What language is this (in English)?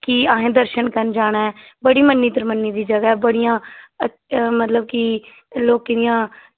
Dogri